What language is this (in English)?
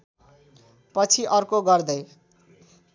Nepali